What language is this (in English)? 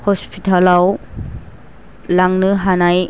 Bodo